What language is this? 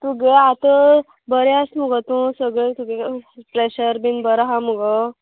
Konkani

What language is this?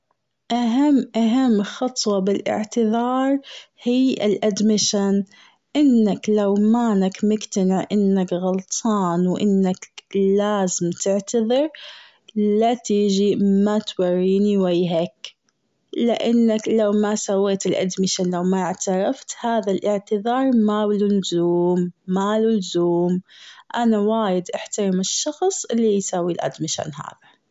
Gulf Arabic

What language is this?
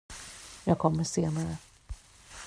Swedish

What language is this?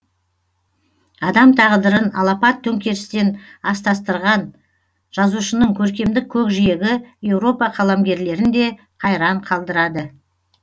Kazakh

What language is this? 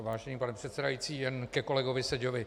Czech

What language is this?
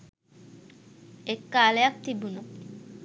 Sinhala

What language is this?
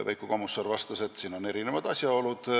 Estonian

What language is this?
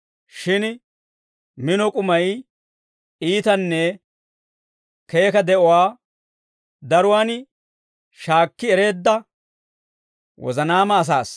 Dawro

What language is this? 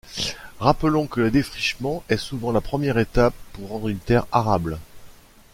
French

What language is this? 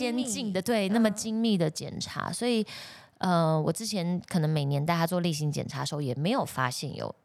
Chinese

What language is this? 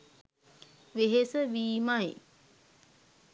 Sinhala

